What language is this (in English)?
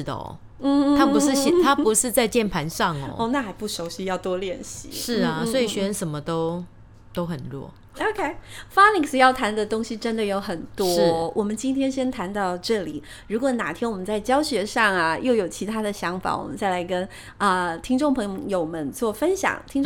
Chinese